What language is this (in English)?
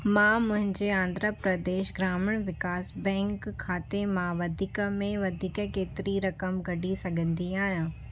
Sindhi